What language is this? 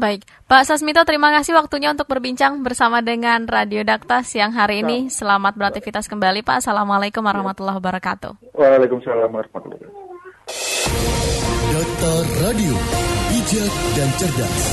Indonesian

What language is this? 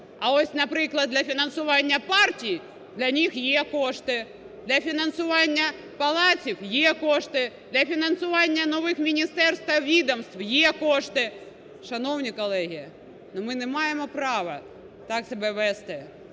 Ukrainian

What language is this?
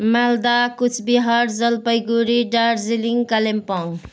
Nepali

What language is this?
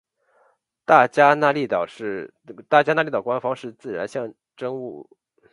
Chinese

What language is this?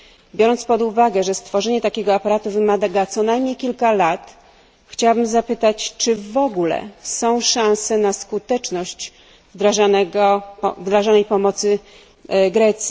Polish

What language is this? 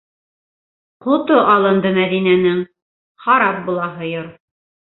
Bashkir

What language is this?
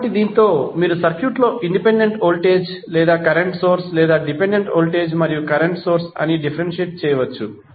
Telugu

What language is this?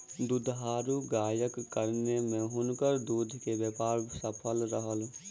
Maithili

